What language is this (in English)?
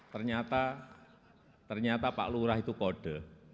Indonesian